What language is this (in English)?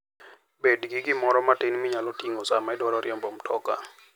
Luo (Kenya and Tanzania)